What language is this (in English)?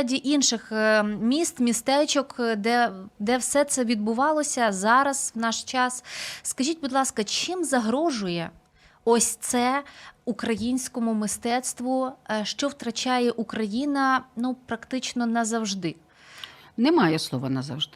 Ukrainian